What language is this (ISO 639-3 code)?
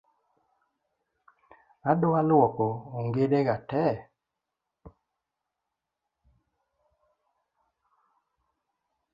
luo